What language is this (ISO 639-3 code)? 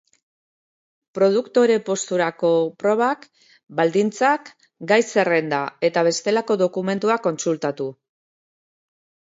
eus